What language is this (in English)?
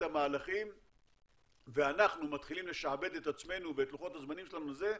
Hebrew